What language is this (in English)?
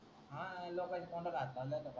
Marathi